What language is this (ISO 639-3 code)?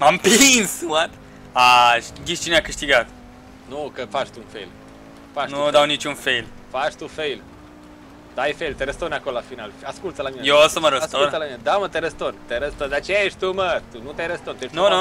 ron